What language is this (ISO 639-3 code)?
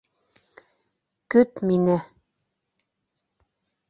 bak